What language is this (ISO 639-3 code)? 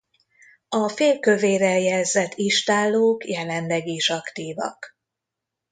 hun